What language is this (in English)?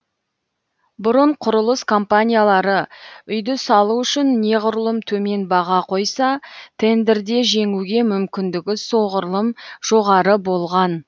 Kazakh